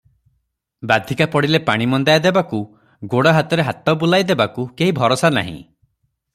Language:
Odia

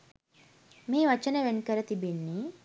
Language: Sinhala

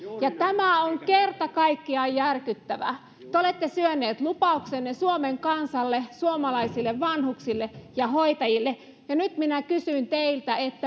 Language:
Finnish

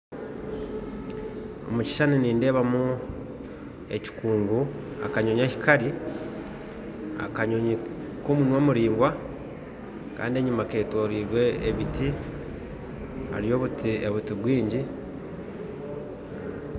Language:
Nyankole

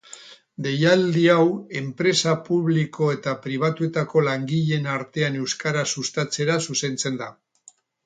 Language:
Basque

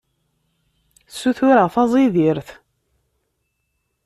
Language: Kabyle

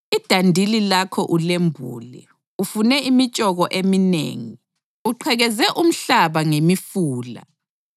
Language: North Ndebele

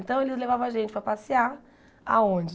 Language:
Portuguese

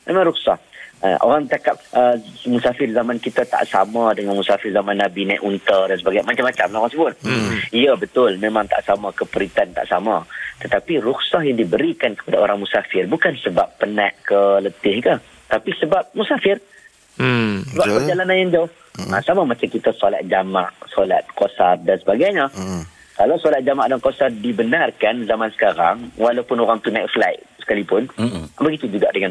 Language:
Malay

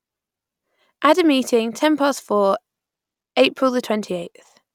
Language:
English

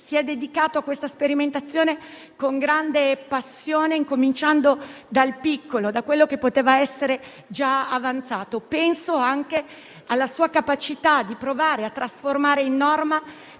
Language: Italian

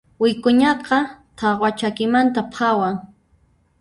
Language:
Puno Quechua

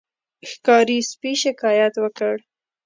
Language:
Pashto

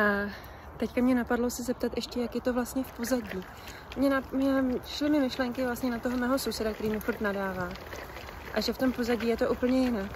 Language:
Czech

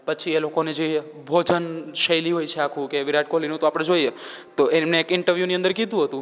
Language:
Gujarati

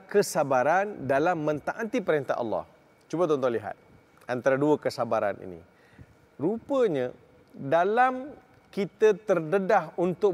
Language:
Malay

